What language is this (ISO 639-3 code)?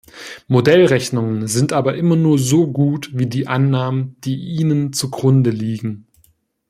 deu